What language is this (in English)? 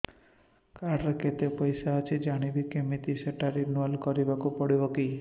Odia